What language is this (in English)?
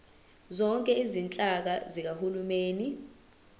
Zulu